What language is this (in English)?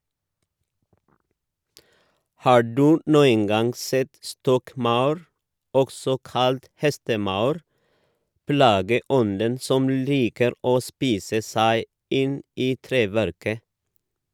Norwegian